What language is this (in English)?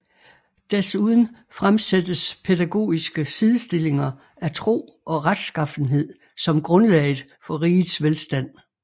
Danish